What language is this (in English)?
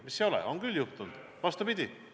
Estonian